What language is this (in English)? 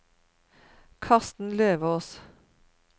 Norwegian